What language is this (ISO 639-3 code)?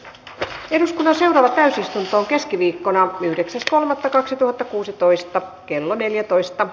fin